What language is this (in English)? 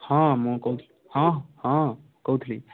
Odia